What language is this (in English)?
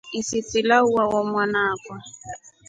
Rombo